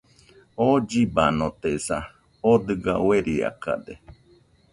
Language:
Nüpode Huitoto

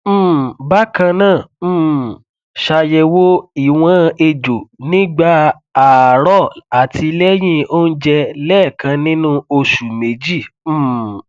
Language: Yoruba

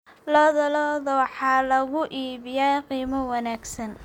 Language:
Somali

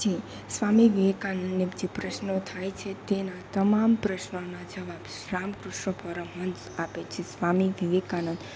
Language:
Gujarati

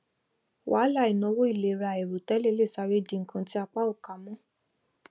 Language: Yoruba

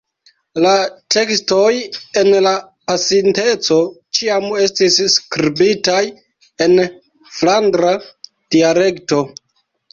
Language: Esperanto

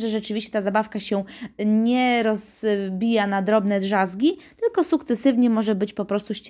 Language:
Polish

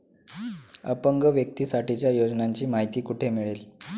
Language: Marathi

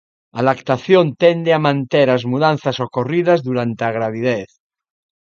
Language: Galician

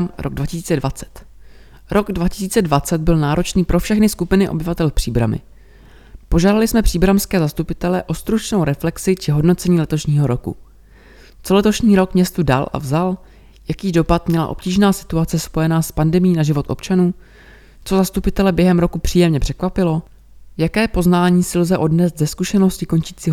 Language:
Czech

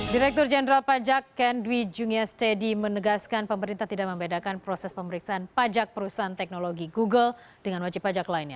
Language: Indonesian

